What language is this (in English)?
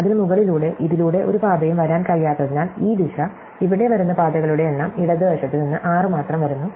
Malayalam